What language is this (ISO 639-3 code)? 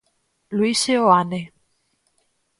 glg